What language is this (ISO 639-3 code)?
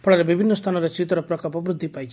ori